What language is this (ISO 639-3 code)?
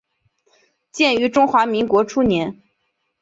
zho